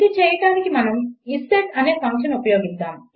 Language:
Telugu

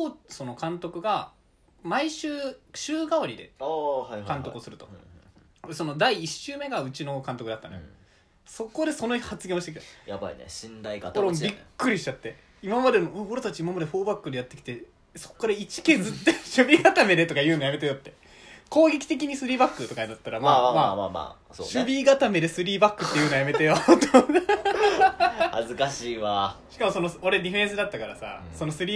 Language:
Japanese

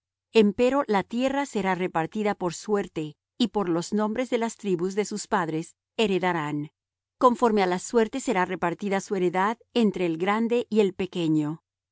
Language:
Spanish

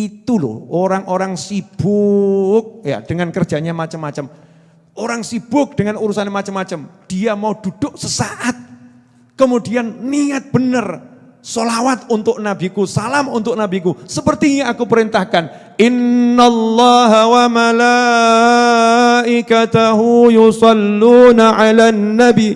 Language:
Indonesian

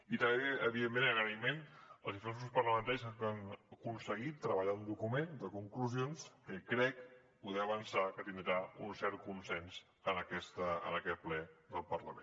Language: Catalan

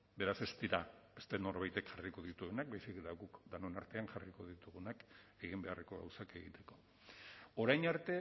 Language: Basque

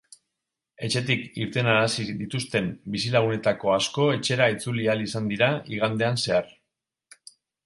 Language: Basque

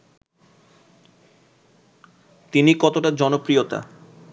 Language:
Bangla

